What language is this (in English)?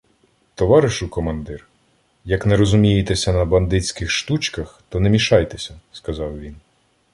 Ukrainian